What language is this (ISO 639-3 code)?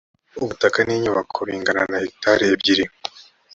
kin